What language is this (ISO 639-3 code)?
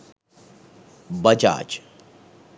sin